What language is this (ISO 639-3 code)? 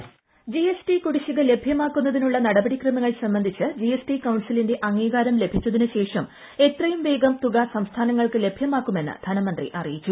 mal